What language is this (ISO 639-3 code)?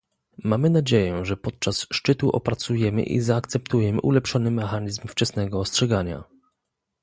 pol